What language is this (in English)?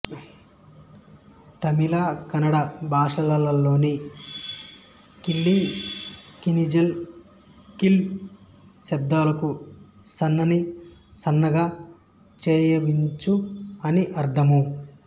Telugu